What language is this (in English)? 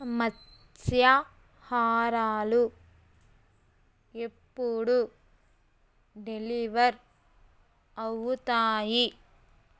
Telugu